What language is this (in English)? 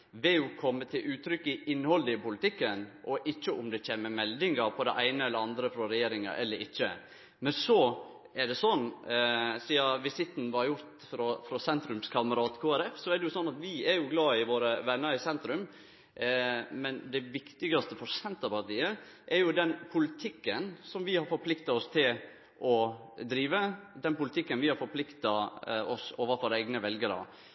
Norwegian Nynorsk